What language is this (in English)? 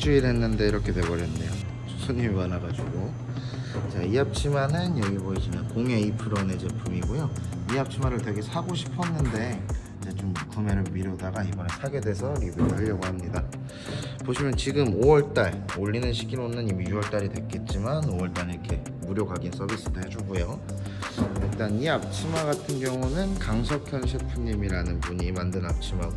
Korean